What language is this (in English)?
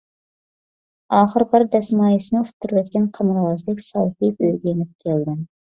Uyghur